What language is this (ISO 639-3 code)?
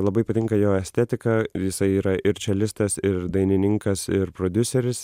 lit